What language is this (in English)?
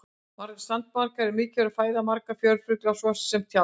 Icelandic